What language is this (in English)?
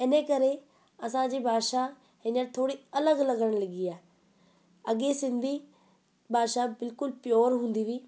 Sindhi